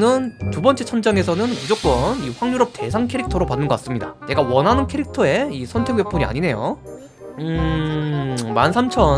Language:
Korean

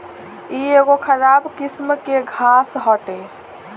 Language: Bhojpuri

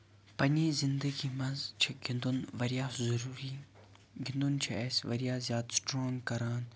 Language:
Kashmiri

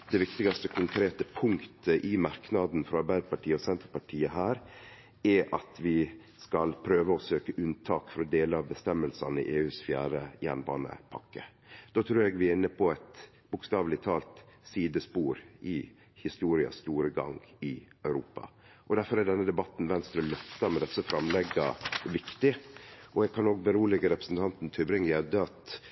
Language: Norwegian Nynorsk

